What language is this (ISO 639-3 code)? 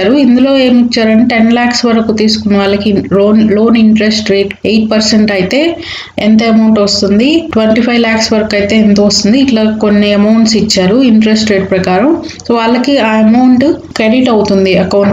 hin